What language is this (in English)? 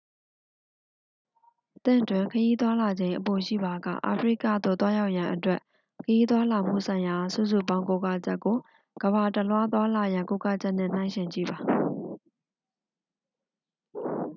Burmese